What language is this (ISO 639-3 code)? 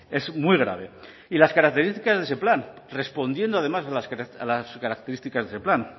spa